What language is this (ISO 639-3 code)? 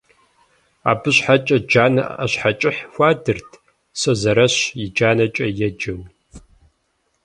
kbd